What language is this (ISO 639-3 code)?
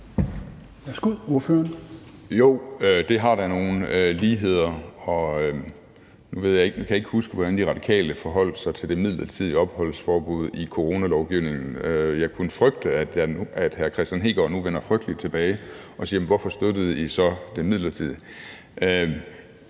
dan